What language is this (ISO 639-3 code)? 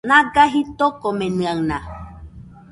hux